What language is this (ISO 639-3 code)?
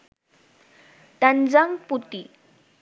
ben